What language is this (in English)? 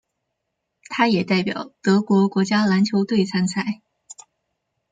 Chinese